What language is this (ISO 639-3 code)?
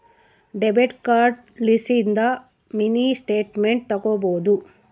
kan